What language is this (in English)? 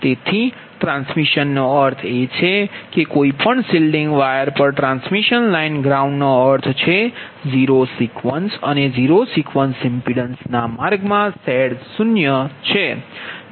Gujarati